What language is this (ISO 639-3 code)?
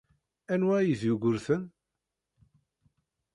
kab